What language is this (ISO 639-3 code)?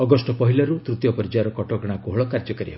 ori